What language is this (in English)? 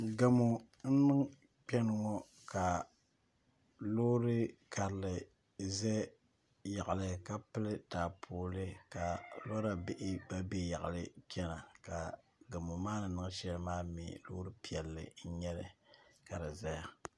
Dagbani